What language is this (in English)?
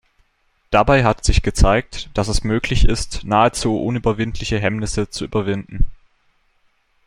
German